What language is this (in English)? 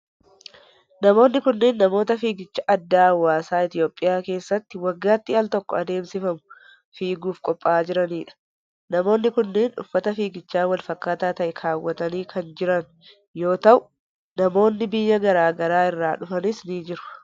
Oromo